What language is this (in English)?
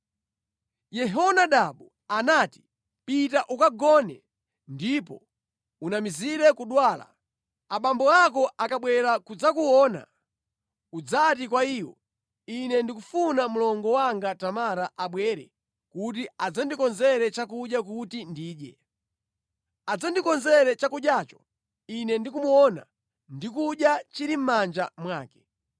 Nyanja